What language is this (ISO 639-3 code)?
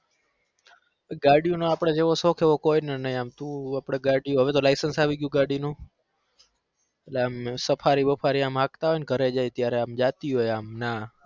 guj